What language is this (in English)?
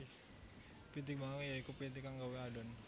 Javanese